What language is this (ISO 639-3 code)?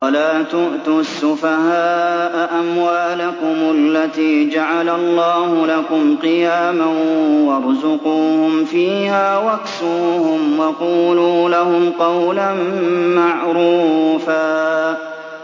ara